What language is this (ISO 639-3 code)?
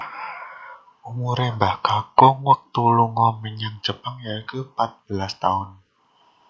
jav